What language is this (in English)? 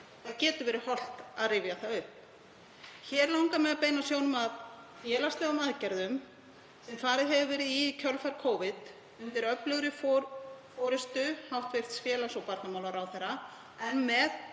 Icelandic